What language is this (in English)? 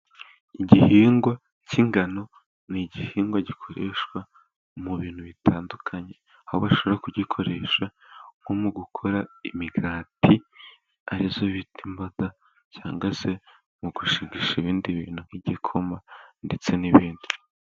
Kinyarwanda